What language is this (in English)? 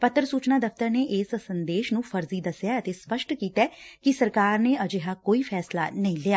Punjabi